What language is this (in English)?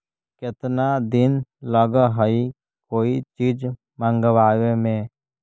Magahi